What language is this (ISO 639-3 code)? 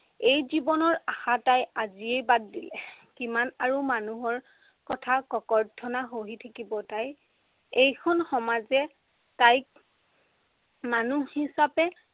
asm